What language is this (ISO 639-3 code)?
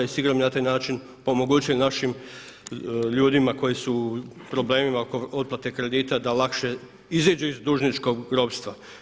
hrv